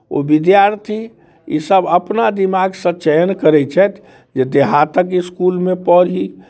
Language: Maithili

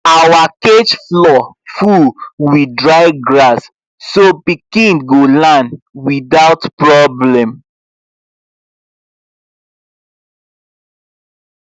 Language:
Nigerian Pidgin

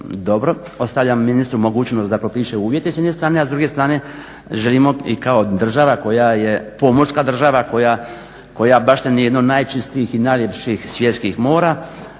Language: Croatian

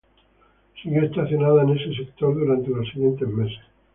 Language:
Spanish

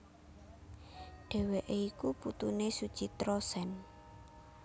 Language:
Javanese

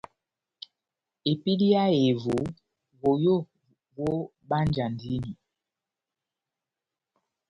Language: Batanga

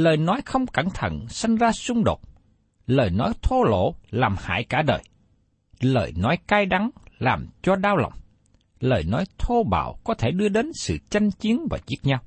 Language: Vietnamese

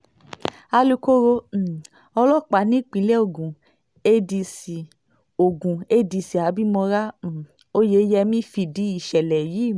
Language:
Yoruba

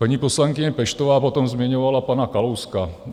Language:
Czech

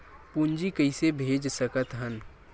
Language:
Chhattisgarhi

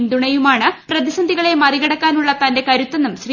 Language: Malayalam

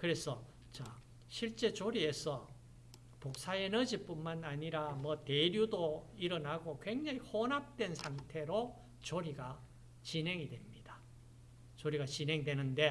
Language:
Korean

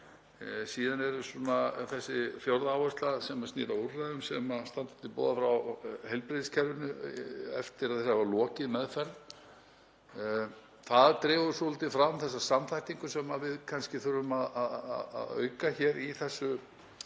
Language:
Icelandic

